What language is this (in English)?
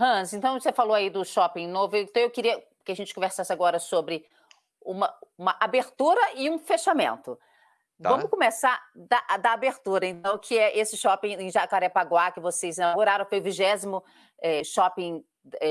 Portuguese